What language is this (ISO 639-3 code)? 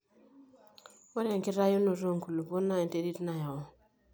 mas